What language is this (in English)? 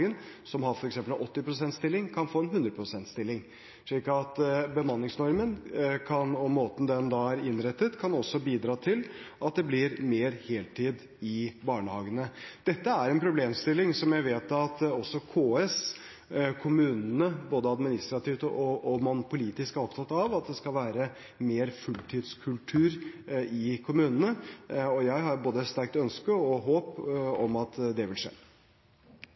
Norwegian Bokmål